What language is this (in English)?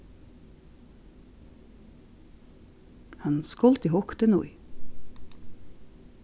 Faroese